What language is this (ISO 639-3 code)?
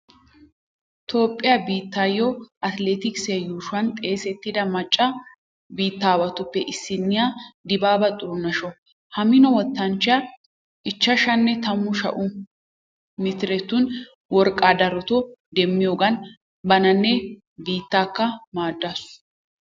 wal